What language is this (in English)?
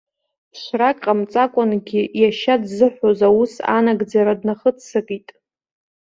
Abkhazian